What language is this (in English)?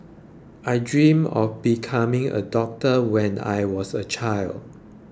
English